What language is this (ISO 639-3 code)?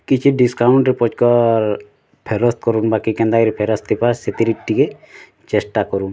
ori